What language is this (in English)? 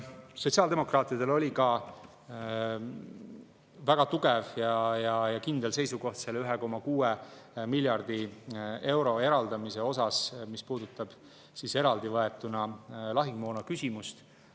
Estonian